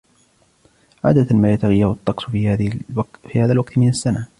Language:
Arabic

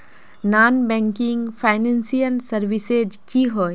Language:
Magahi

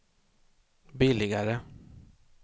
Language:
Swedish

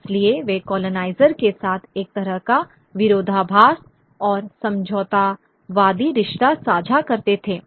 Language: Hindi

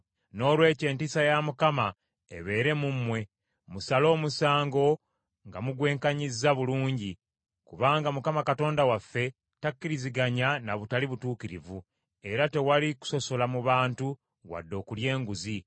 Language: Ganda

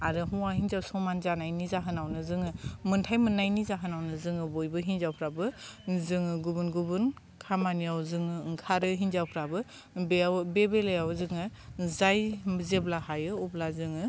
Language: Bodo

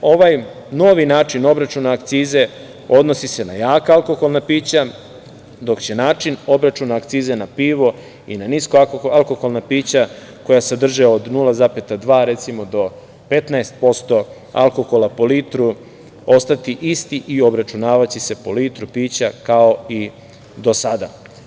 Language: Serbian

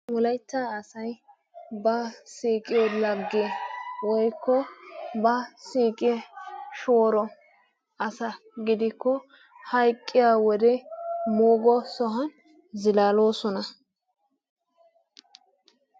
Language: Wolaytta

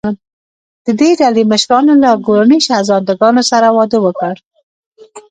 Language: Pashto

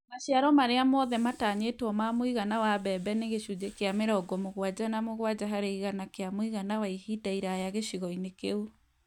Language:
Kikuyu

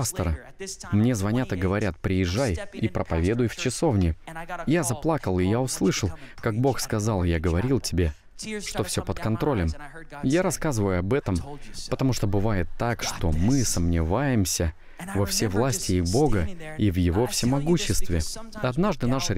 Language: Russian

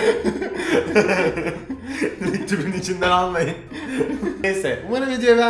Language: Turkish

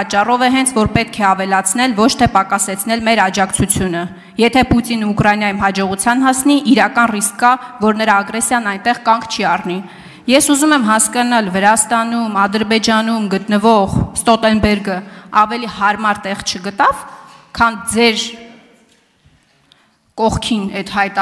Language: Romanian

